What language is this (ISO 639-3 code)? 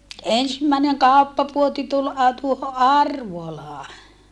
fin